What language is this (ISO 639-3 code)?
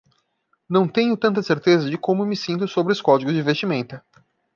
por